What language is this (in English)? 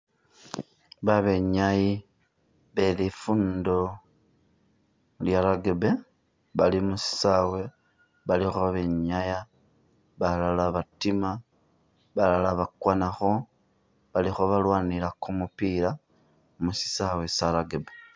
Masaaba